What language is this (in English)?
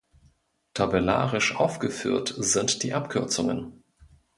German